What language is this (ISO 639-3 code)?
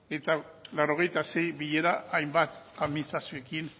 eus